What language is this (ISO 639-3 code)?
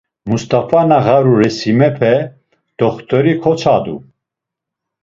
lzz